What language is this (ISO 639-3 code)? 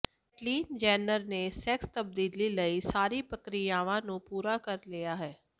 pan